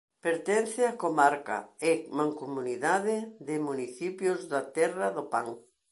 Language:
Galician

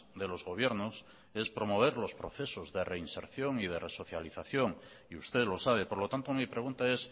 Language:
Spanish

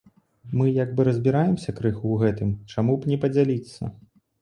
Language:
Belarusian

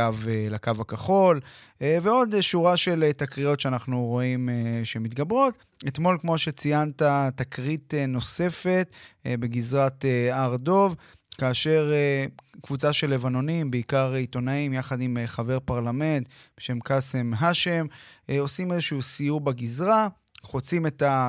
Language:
Hebrew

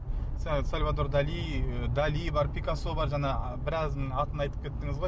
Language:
Kazakh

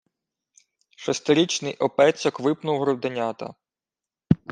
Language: Ukrainian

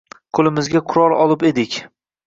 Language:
Uzbek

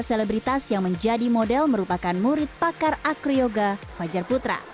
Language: Indonesian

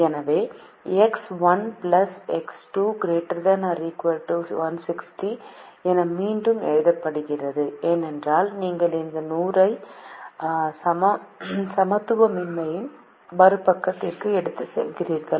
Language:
Tamil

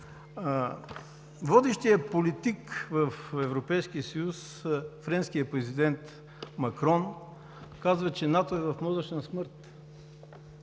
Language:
Bulgarian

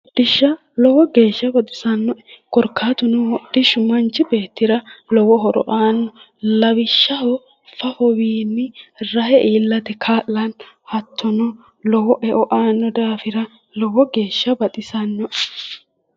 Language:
Sidamo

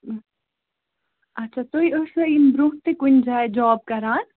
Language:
Kashmiri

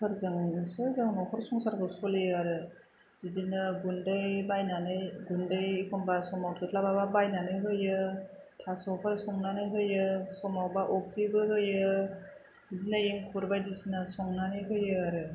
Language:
Bodo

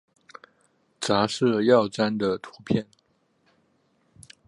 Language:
Chinese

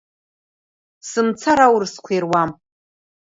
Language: Abkhazian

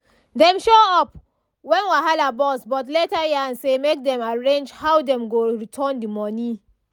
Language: Nigerian Pidgin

